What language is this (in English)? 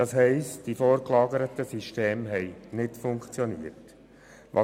Swiss German